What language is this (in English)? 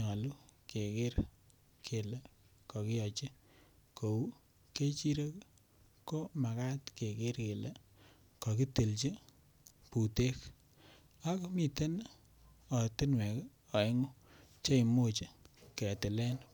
Kalenjin